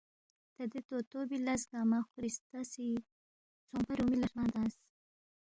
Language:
Balti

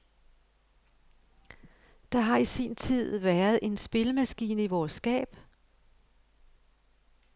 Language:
Danish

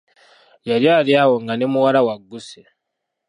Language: Ganda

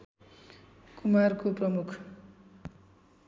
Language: Nepali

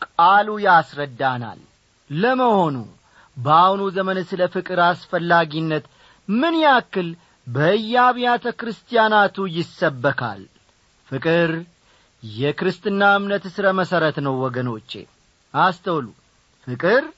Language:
Amharic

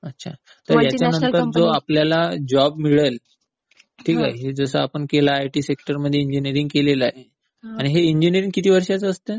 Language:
Marathi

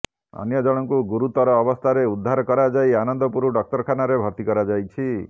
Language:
Odia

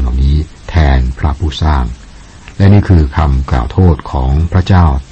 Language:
Thai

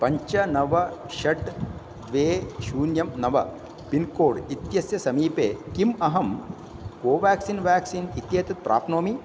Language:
Sanskrit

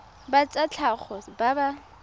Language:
Tswana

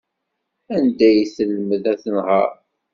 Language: Kabyle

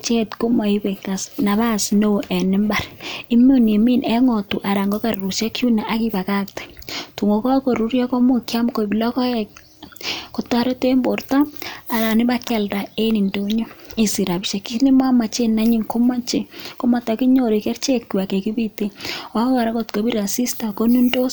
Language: Kalenjin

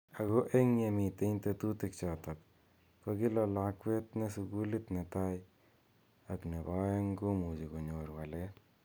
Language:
Kalenjin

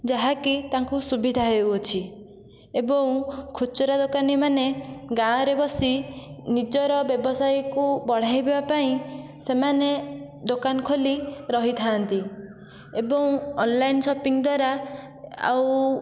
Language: Odia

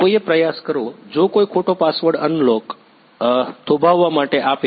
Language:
Gujarati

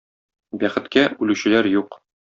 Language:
Tatar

